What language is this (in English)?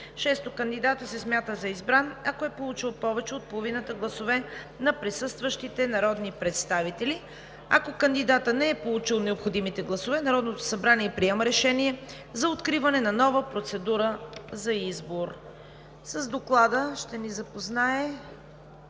Bulgarian